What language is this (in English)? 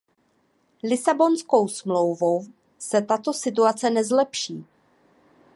Czech